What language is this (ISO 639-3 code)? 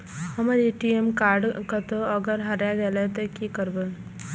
mai